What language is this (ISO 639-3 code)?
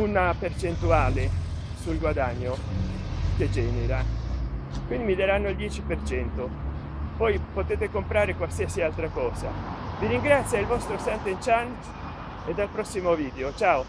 ita